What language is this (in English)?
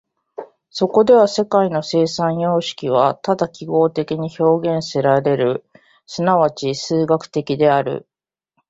Japanese